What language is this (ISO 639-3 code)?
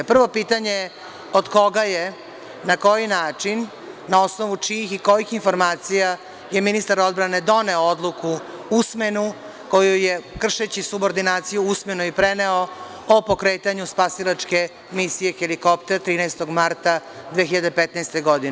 srp